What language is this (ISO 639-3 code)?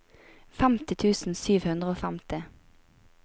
nor